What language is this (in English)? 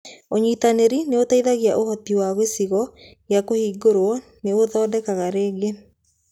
Kikuyu